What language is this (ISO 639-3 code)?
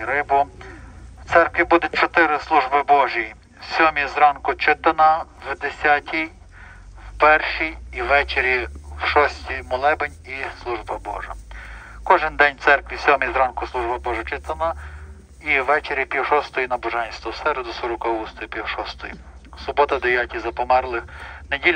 ukr